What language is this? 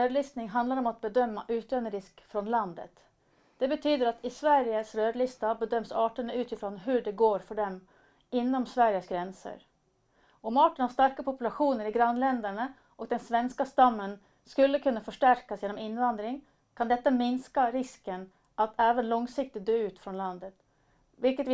Swedish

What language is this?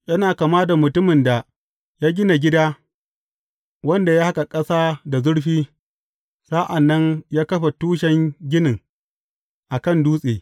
Hausa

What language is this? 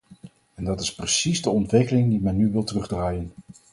Dutch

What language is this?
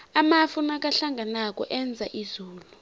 South Ndebele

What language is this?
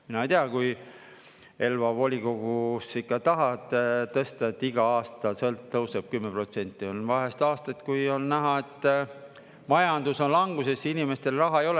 Estonian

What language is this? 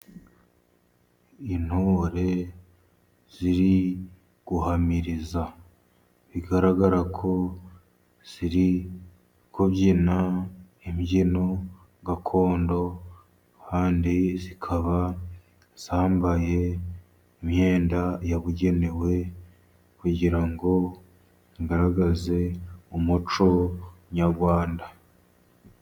Kinyarwanda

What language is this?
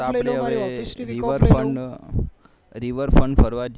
Gujarati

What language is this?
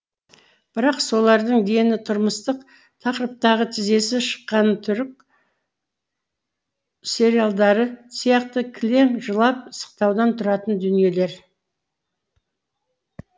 Kazakh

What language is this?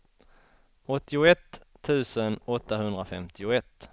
Swedish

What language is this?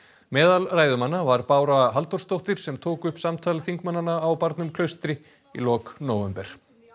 Icelandic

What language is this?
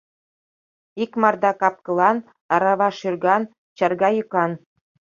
Mari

